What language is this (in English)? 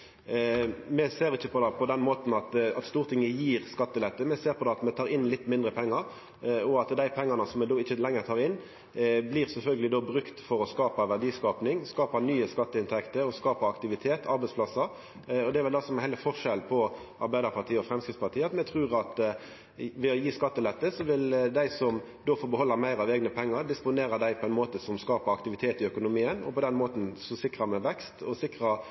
Norwegian Nynorsk